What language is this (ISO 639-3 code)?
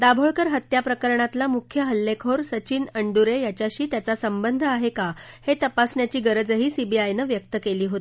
mar